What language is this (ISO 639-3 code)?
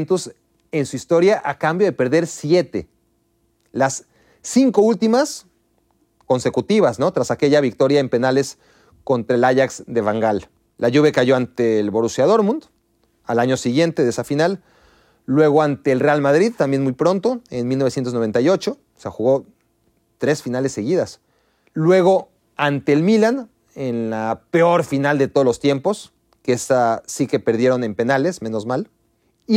spa